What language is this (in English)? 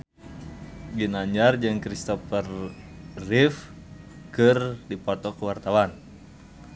Sundanese